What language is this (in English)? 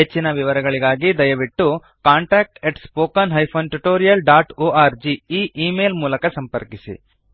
Kannada